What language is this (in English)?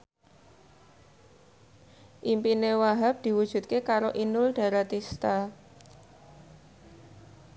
Javanese